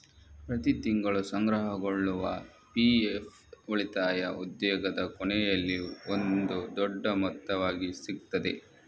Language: Kannada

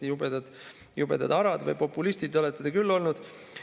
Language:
Estonian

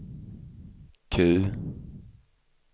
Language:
Swedish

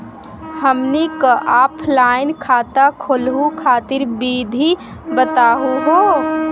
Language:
Magahi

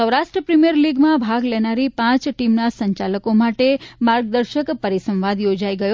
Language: Gujarati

